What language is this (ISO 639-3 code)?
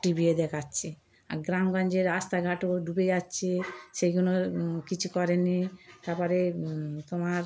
ben